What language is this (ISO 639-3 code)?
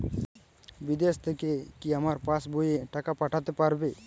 ben